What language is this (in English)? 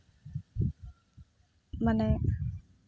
Santali